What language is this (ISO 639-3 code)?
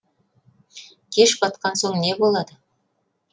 kaz